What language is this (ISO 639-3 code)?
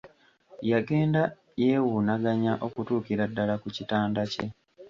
lug